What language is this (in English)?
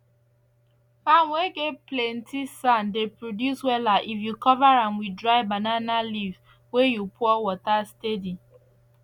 Nigerian Pidgin